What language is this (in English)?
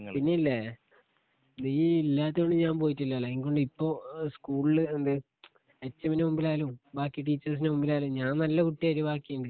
Malayalam